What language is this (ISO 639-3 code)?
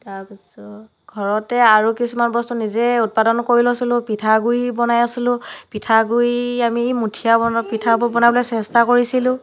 asm